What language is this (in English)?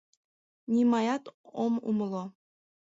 Mari